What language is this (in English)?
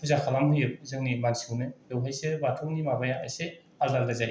Bodo